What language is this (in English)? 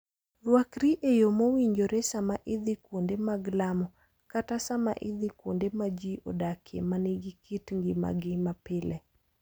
Luo (Kenya and Tanzania)